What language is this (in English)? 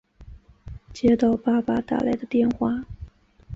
Chinese